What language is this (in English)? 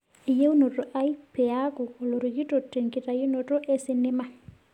Masai